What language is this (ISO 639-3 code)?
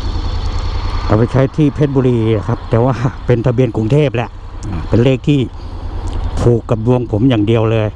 tha